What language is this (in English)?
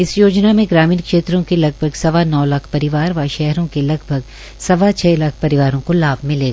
Hindi